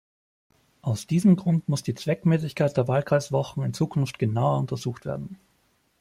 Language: German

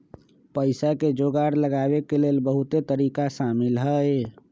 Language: Magahi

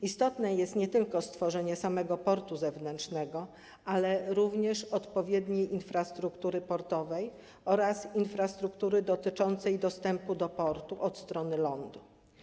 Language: Polish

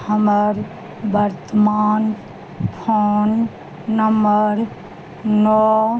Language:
Maithili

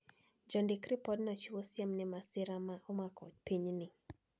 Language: Luo (Kenya and Tanzania)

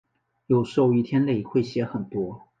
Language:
Chinese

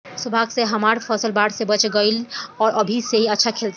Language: Bhojpuri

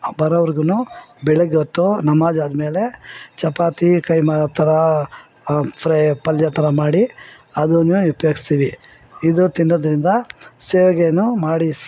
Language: Kannada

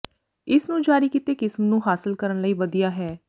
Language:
Punjabi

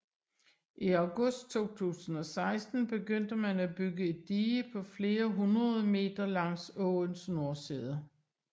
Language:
Danish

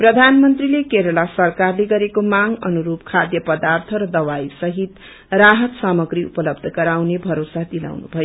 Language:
Nepali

